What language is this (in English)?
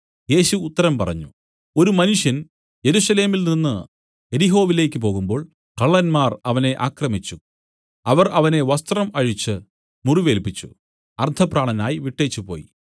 Malayalam